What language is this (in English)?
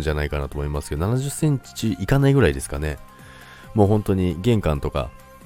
Japanese